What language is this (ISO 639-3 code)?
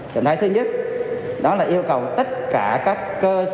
vie